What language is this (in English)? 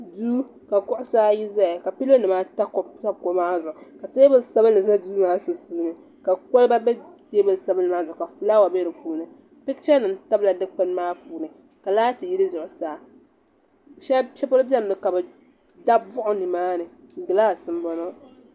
Dagbani